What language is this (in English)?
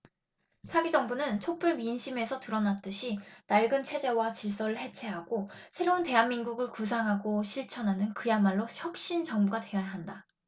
Korean